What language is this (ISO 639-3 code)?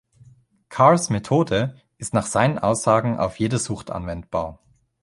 deu